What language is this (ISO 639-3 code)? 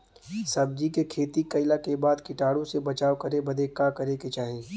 bho